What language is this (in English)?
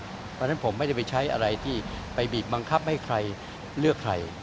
Thai